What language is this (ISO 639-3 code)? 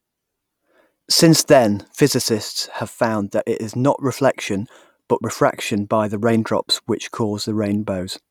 eng